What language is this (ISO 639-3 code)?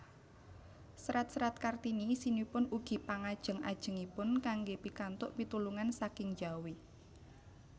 jav